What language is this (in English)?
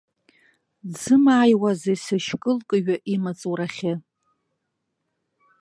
Abkhazian